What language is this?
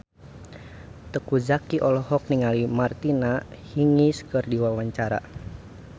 Sundanese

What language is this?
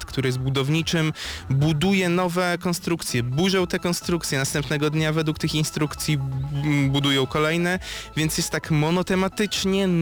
Polish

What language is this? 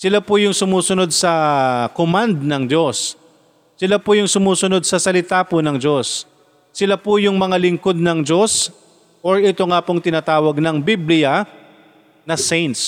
Filipino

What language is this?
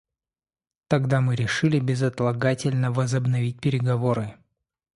Russian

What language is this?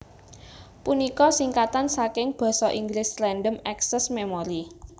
Javanese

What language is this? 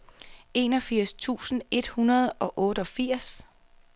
Danish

